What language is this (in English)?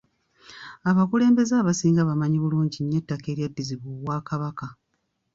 Ganda